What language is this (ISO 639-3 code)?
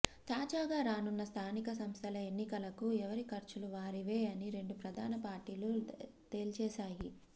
tel